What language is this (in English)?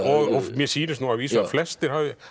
Icelandic